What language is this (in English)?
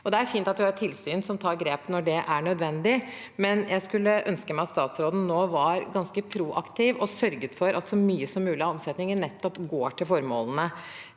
Norwegian